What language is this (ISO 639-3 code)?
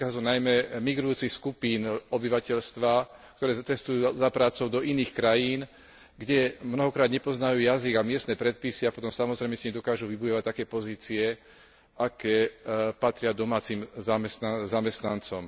slk